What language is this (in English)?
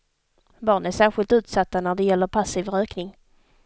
Swedish